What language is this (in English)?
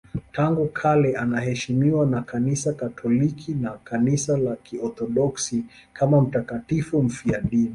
Swahili